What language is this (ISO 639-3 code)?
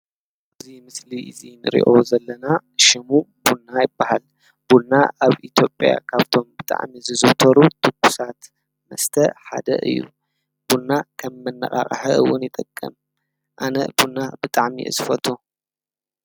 tir